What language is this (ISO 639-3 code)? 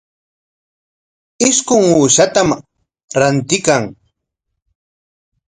qwa